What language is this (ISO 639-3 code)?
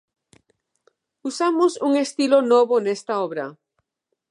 glg